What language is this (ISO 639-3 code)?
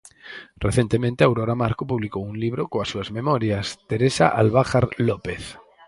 glg